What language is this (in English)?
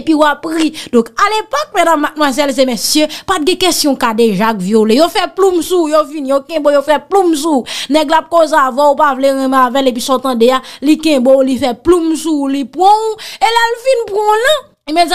French